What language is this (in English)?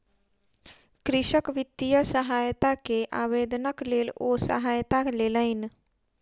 Maithili